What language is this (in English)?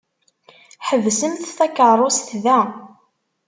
Kabyle